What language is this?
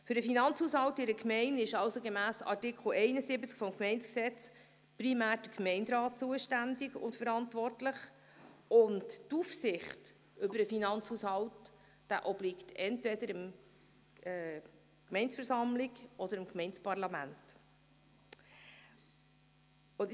Swiss German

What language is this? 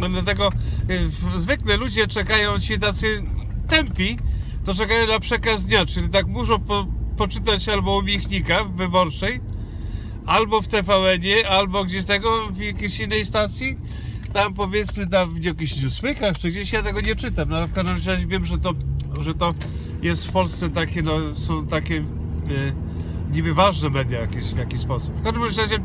Polish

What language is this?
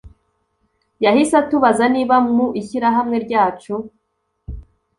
Kinyarwanda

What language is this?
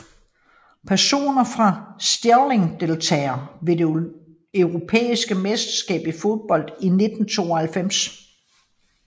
Danish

